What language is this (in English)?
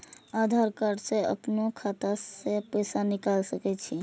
Maithili